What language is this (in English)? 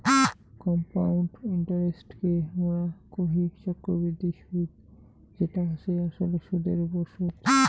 Bangla